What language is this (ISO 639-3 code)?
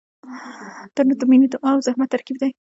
pus